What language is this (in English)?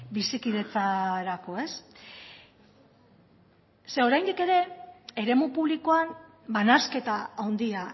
Basque